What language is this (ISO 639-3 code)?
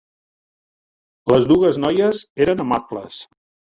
cat